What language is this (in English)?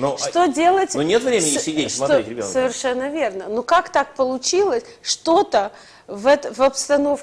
Russian